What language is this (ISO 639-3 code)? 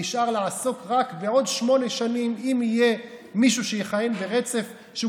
heb